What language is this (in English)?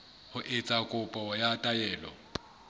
Southern Sotho